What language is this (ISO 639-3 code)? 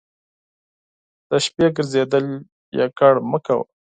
pus